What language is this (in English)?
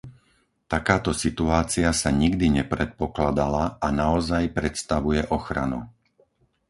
Slovak